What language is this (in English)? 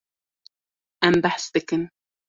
Kurdish